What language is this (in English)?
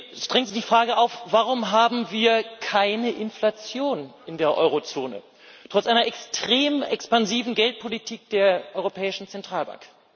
German